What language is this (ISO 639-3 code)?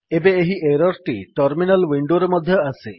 ori